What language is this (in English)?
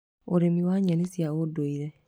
Kikuyu